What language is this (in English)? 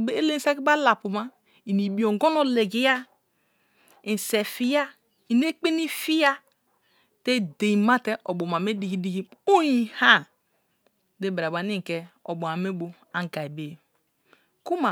Kalabari